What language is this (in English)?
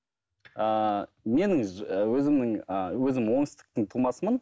Kazakh